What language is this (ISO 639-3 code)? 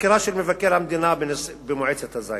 heb